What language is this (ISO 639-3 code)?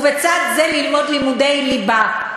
heb